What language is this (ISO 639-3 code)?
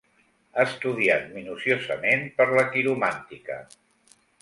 cat